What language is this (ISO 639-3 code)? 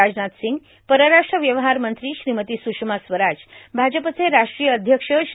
mar